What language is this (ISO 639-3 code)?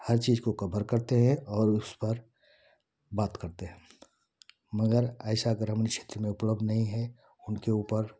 hin